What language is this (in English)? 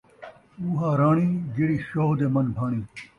Saraiki